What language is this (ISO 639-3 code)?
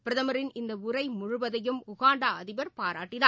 tam